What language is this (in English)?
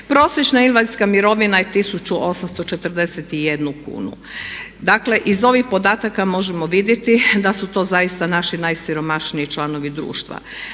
Croatian